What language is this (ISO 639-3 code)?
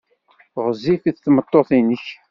kab